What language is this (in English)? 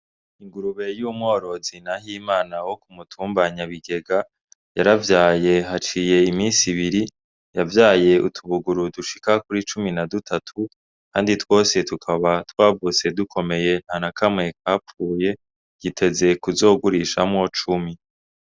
Rundi